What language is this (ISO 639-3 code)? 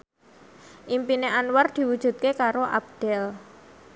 jav